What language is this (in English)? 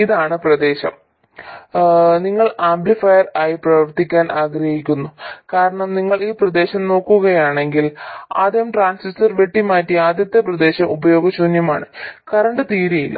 Malayalam